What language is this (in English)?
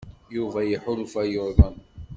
Kabyle